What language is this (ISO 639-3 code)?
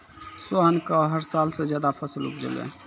mai